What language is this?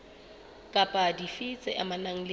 Southern Sotho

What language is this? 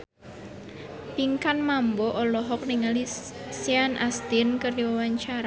Sundanese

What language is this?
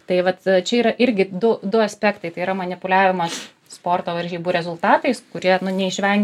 Lithuanian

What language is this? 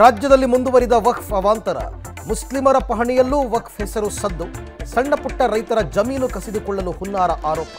Hindi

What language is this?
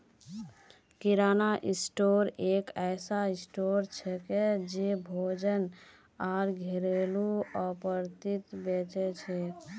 Magahi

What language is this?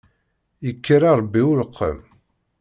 Kabyle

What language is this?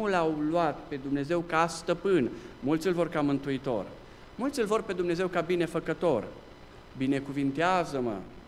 Romanian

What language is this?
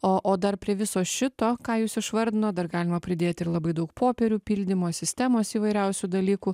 Lithuanian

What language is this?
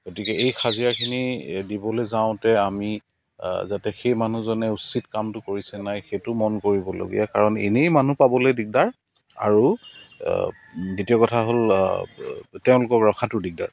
Assamese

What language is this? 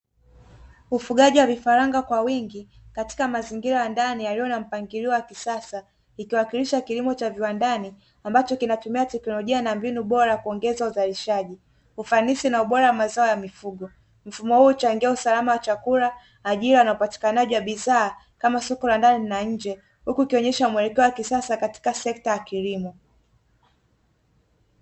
Swahili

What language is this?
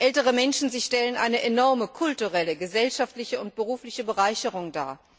German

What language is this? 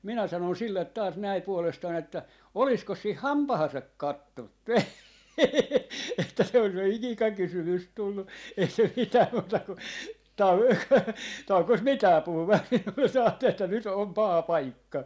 Finnish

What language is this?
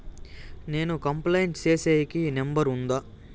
Telugu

